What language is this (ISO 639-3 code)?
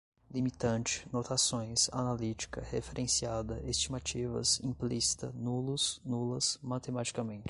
por